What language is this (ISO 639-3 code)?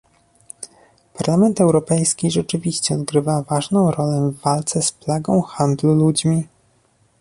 pol